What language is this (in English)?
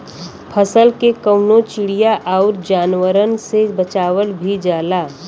Bhojpuri